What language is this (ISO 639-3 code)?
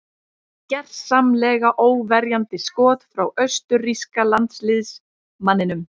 isl